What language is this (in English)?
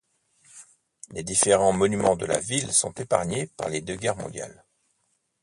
French